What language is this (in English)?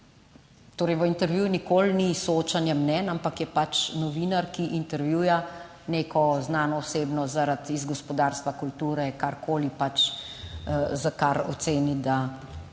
Slovenian